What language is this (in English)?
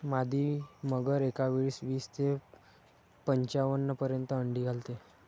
Marathi